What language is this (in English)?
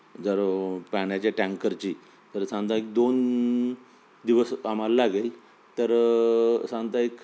Marathi